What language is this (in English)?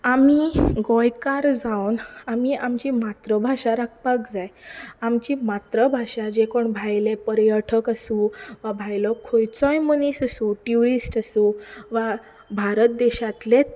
Konkani